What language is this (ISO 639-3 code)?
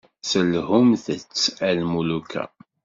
kab